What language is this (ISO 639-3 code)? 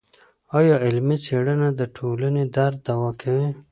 pus